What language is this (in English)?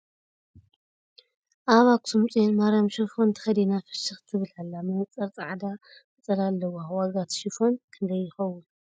Tigrinya